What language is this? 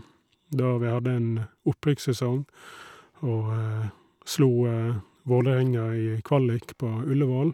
Norwegian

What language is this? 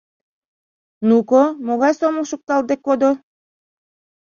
Mari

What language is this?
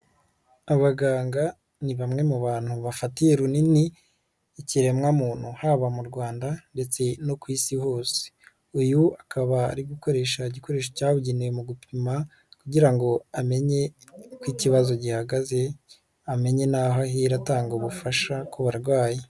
Kinyarwanda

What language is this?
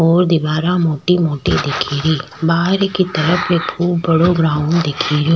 Rajasthani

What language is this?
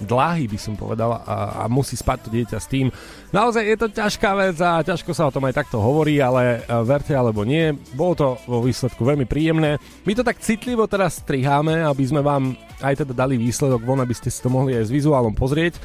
Slovak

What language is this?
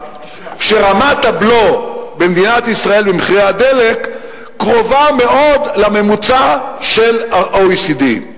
Hebrew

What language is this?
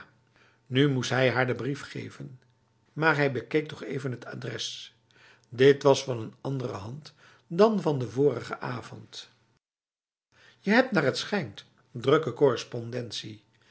Dutch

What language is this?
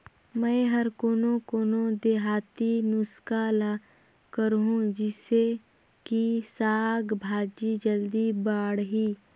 Chhattisgarhi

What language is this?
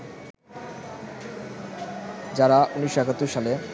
Bangla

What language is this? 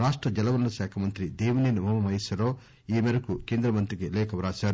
Telugu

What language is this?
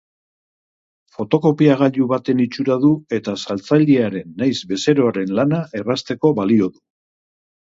Basque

